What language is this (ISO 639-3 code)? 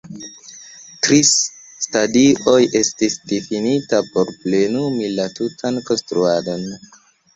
epo